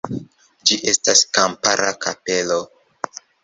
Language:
Esperanto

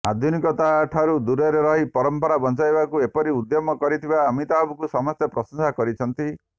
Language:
Odia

